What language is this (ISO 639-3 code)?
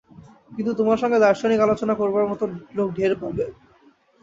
ben